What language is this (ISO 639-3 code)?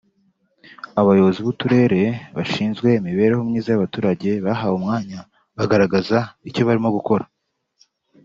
kin